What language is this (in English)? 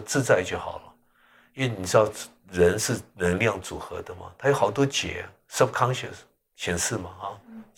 Chinese